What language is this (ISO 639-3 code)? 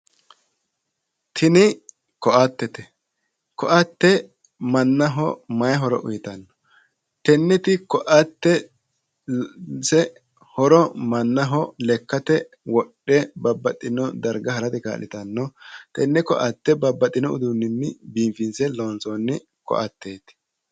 sid